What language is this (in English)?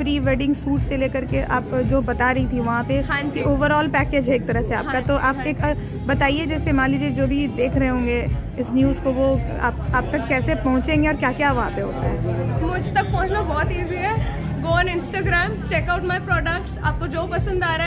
Hindi